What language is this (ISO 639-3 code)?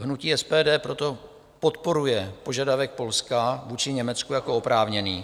ces